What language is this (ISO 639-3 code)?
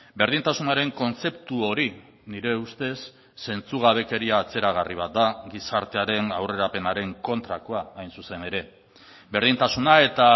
eus